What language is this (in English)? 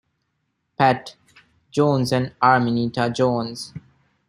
English